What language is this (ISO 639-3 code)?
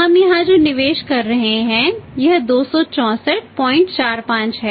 hin